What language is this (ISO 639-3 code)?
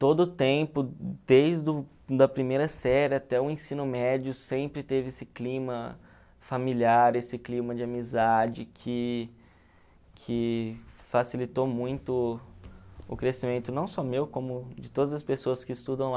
por